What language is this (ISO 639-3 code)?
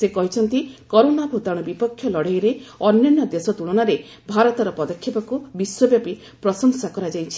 ori